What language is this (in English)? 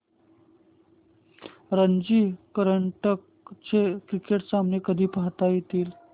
Marathi